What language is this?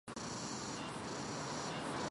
Chinese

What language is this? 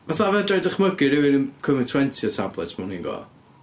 Welsh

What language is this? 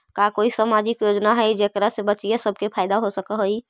Magahi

